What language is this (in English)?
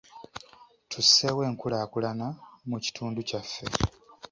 Ganda